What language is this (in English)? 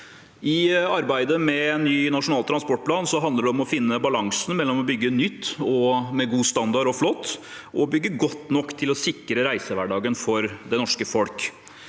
Norwegian